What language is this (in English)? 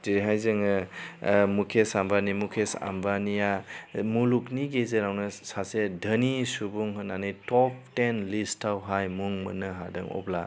Bodo